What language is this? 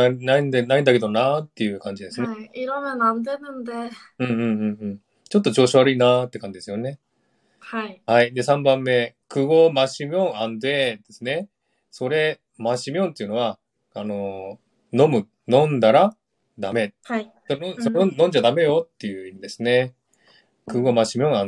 Japanese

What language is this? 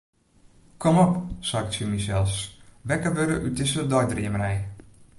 Western Frisian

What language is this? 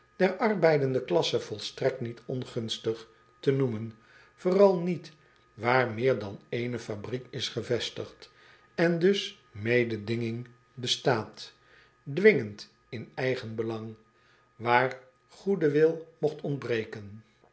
Dutch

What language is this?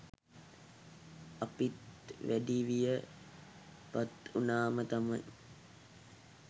Sinhala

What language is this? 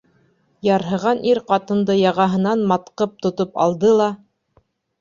Bashkir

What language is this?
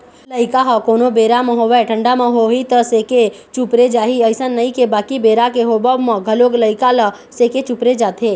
Chhattisgarhi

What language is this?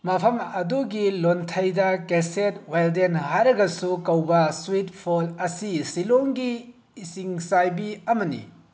Manipuri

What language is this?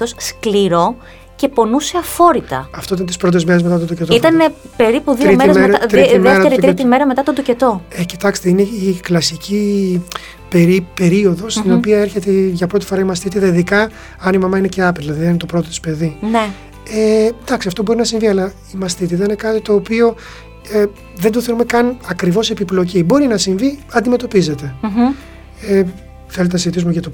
Greek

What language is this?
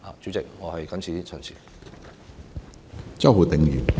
Cantonese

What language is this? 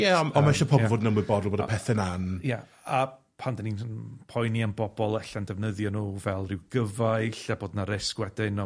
Welsh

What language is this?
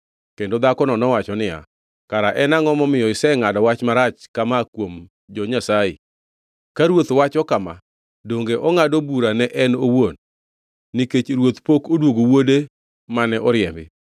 Luo (Kenya and Tanzania)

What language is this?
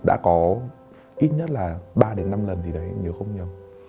Vietnamese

